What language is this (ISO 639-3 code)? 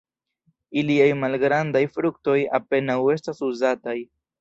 epo